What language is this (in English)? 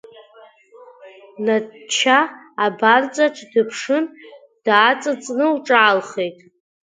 Abkhazian